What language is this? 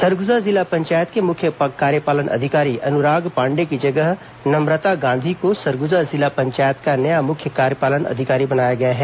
Hindi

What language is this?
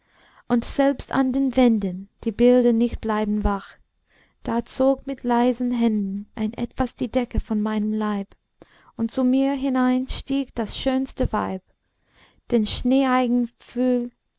German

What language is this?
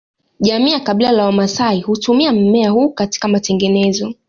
Swahili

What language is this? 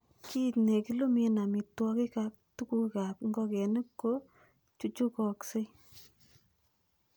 Kalenjin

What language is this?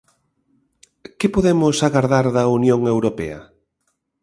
Galician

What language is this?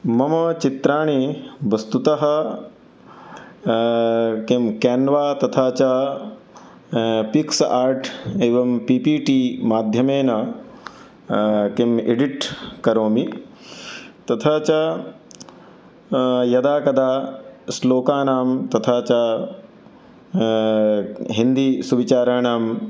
Sanskrit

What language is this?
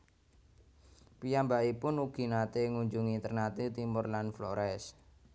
Javanese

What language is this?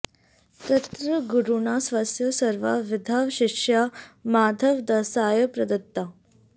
Sanskrit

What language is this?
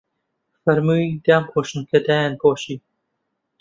Central Kurdish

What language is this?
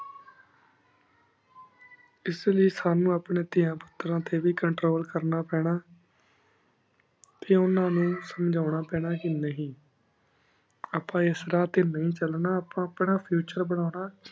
Punjabi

